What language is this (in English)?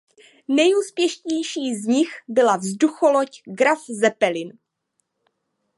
Czech